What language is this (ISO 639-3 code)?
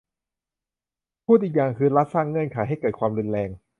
tha